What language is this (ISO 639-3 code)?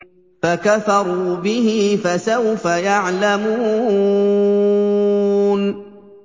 ara